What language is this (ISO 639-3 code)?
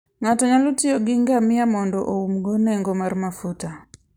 luo